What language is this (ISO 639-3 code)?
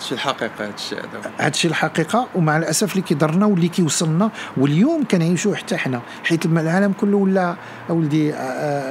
ara